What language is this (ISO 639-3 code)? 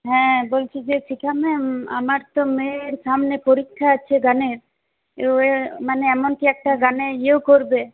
ben